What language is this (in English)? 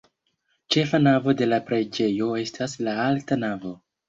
Esperanto